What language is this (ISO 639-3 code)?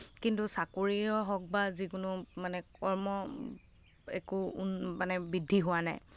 asm